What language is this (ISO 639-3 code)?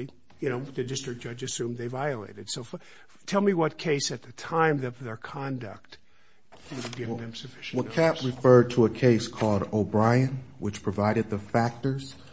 eng